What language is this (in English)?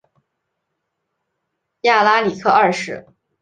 Chinese